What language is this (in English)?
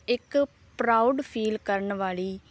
Punjabi